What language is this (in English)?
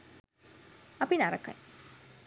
Sinhala